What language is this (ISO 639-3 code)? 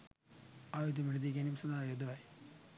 sin